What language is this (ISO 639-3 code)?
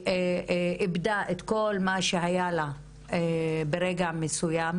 heb